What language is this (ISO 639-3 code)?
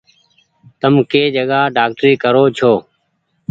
gig